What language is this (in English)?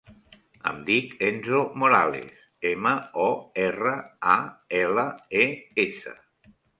Catalan